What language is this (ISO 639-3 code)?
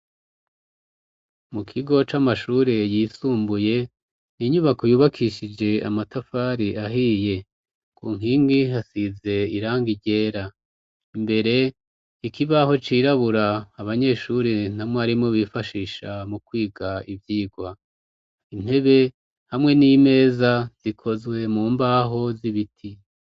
run